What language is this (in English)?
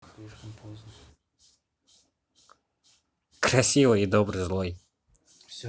Russian